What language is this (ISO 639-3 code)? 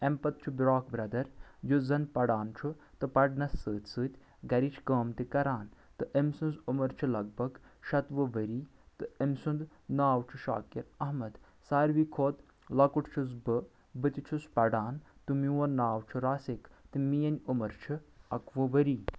kas